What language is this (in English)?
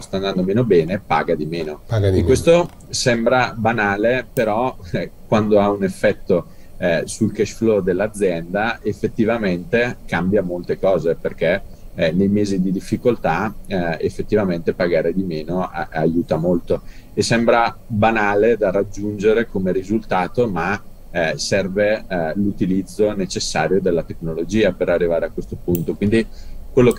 Italian